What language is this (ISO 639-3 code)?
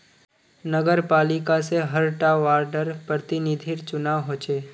mag